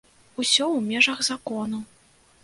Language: Belarusian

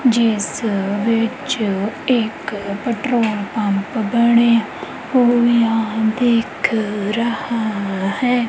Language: Punjabi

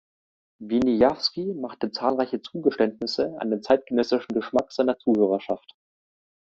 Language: German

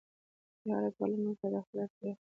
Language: Pashto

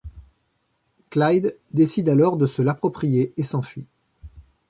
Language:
French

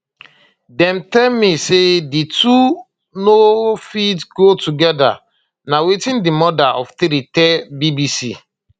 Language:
Nigerian Pidgin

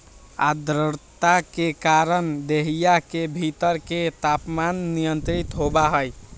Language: Magahi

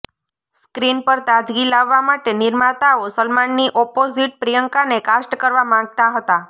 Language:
Gujarati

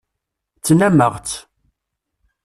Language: Kabyle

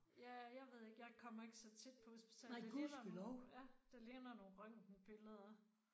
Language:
Danish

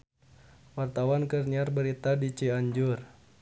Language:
Sundanese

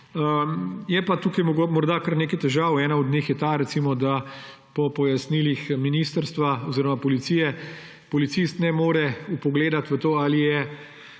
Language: Slovenian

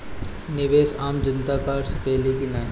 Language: Bhojpuri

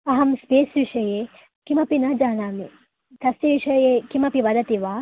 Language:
Sanskrit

